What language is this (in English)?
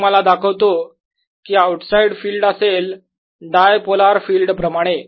Marathi